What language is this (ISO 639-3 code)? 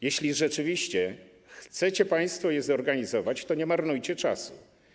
pol